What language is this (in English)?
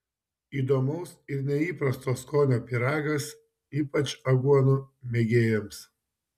Lithuanian